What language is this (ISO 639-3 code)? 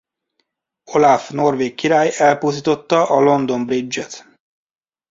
hun